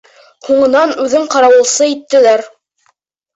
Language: Bashkir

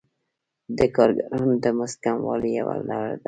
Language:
Pashto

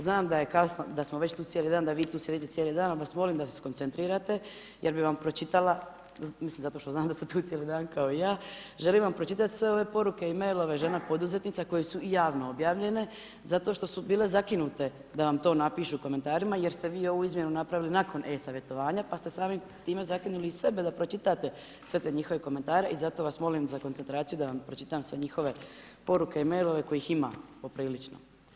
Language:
Croatian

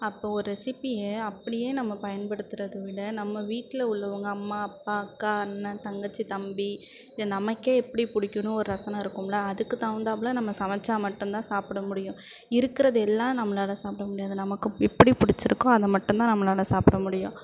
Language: Tamil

